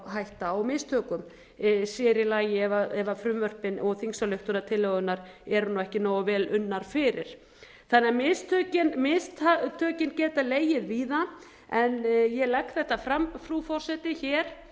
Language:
Icelandic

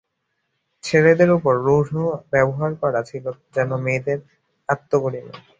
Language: Bangla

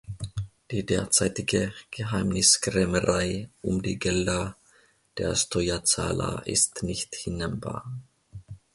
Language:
German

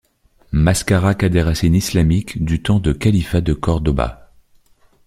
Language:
French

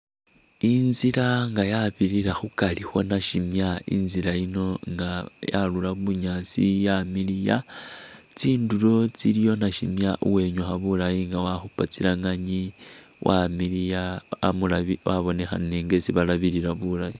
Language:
Masaaba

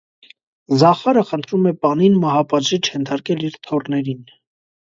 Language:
Armenian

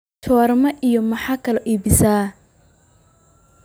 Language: Somali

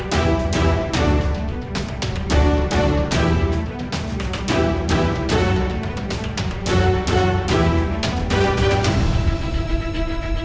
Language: Vietnamese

